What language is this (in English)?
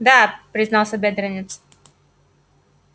Russian